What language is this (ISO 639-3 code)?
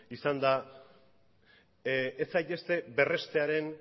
eus